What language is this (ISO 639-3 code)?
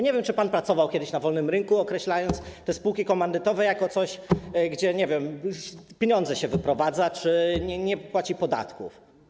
pol